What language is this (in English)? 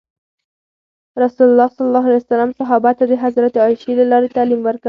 Pashto